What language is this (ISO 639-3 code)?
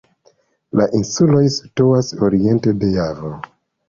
epo